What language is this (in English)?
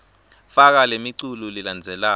Swati